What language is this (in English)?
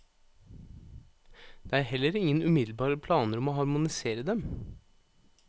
Norwegian